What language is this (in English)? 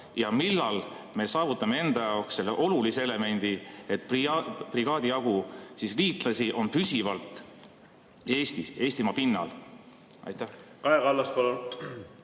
Estonian